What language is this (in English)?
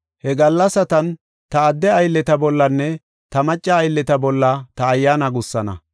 Gofa